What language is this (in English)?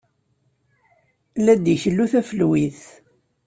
Kabyle